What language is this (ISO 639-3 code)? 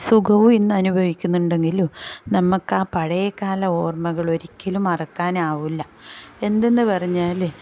mal